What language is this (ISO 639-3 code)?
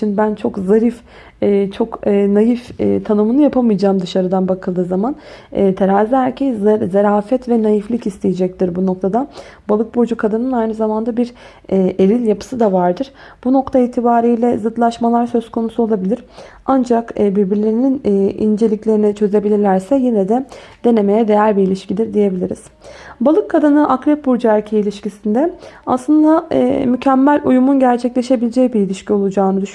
tur